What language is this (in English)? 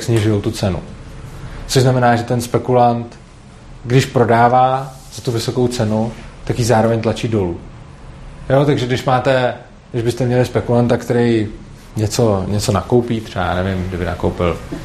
Czech